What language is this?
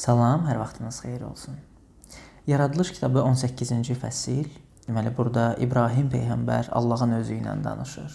Turkish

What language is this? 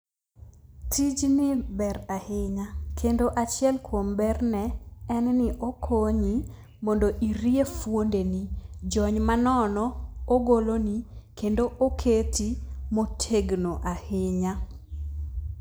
Luo (Kenya and Tanzania)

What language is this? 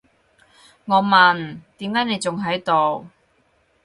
Cantonese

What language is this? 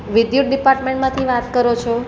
Gujarati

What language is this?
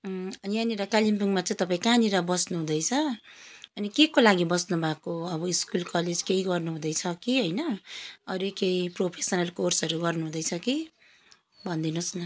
Nepali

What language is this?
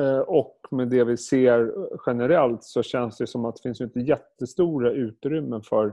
Swedish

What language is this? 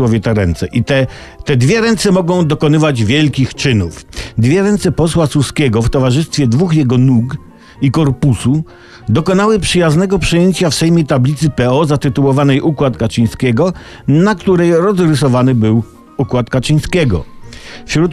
Polish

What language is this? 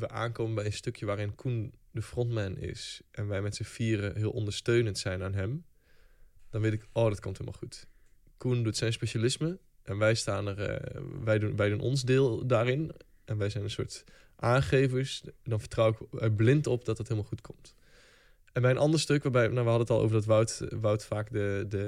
Dutch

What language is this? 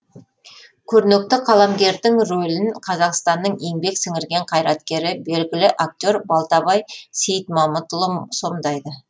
Kazakh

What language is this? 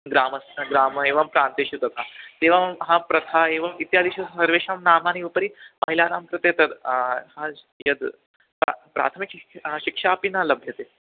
Sanskrit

